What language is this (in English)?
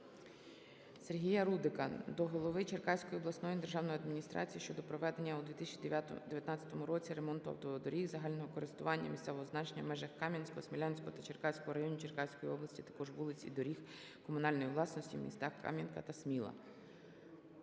Ukrainian